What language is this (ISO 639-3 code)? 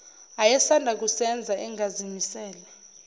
zul